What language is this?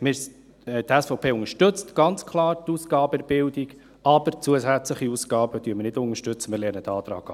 Swiss German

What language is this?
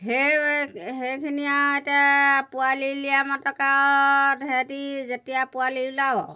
Assamese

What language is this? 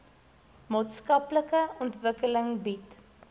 Afrikaans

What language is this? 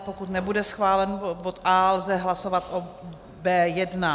Czech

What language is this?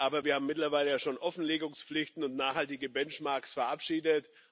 German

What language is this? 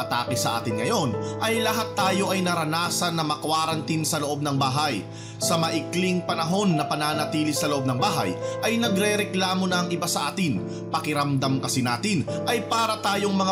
Filipino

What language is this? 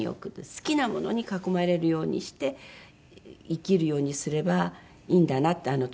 Japanese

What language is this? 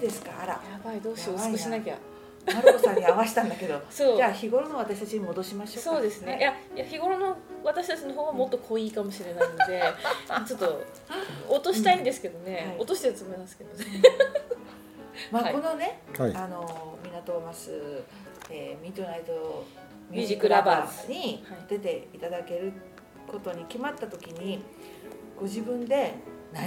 Japanese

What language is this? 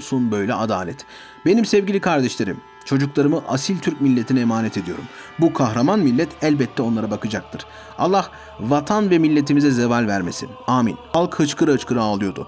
Turkish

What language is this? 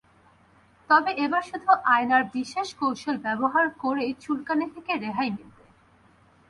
Bangla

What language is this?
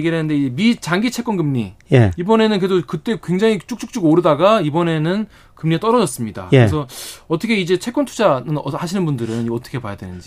Korean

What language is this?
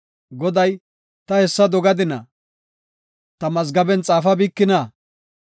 Gofa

